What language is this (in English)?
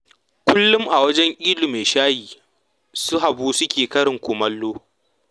Hausa